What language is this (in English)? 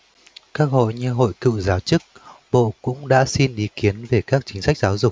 Vietnamese